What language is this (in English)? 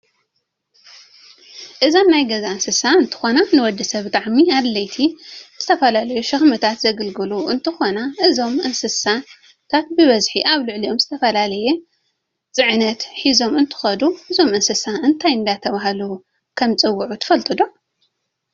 Tigrinya